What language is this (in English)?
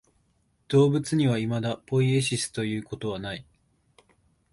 Japanese